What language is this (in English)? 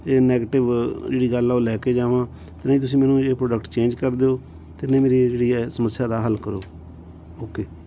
Punjabi